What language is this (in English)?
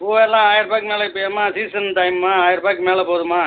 Tamil